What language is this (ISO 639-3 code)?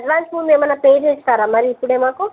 tel